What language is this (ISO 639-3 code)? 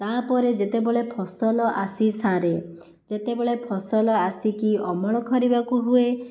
ori